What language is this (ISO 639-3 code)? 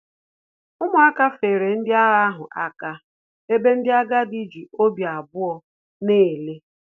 ibo